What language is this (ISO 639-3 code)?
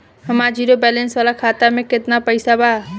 bho